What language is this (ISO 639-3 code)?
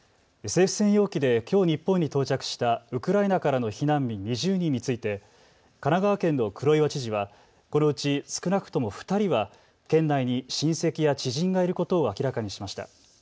jpn